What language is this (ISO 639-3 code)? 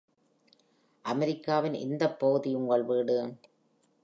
tam